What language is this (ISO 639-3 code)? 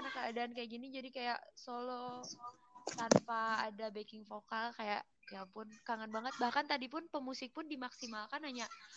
ind